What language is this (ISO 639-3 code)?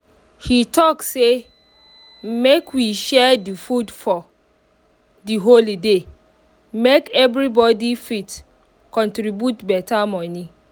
pcm